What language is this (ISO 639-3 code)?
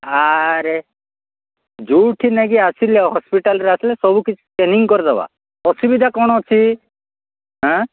ori